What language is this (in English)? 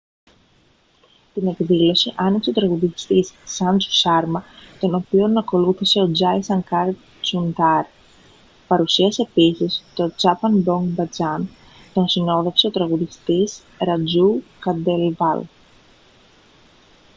Greek